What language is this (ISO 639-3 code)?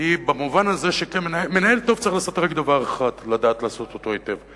heb